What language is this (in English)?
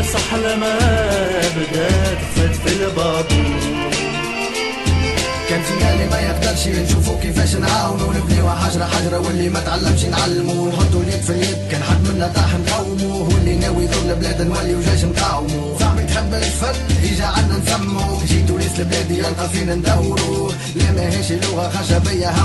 Arabic